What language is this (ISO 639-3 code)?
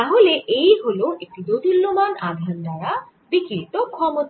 ben